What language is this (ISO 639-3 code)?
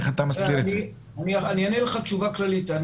heb